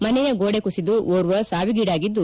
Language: Kannada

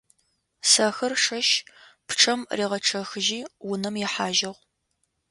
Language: Adyghe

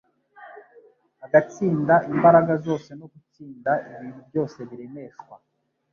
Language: Kinyarwanda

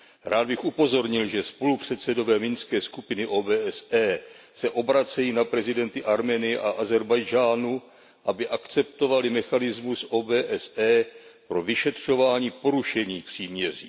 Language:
Czech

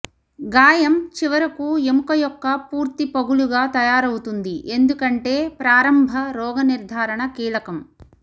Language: Telugu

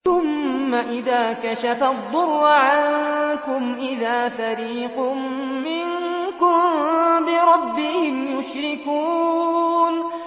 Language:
Arabic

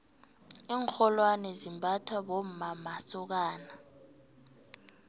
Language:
South Ndebele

